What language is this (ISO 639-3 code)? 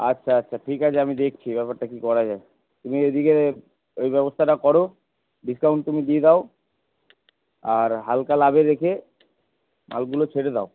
ben